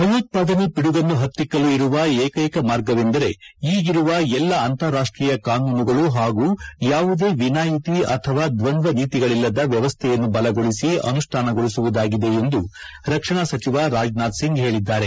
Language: Kannada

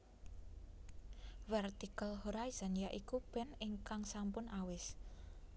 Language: Javanese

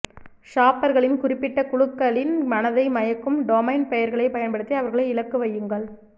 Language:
Tamil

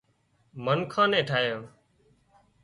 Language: Wadiyara Koli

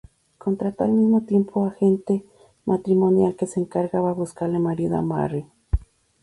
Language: Spanish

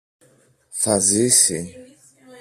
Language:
Greek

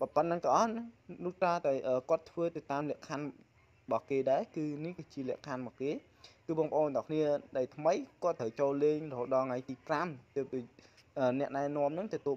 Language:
Vietnamese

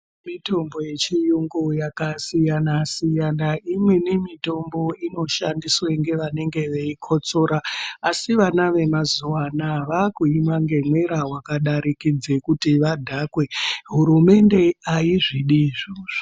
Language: Ndau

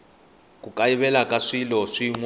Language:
Tsonga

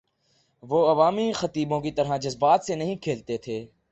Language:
Urdu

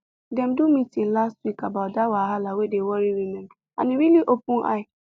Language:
Nigerian Pidgin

